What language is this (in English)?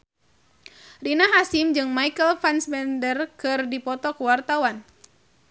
Sundanese